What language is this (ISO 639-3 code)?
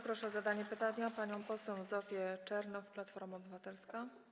pol